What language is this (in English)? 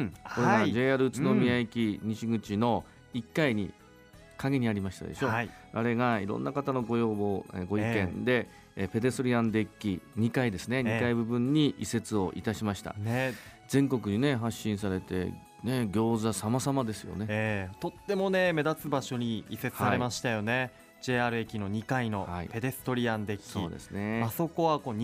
Japanese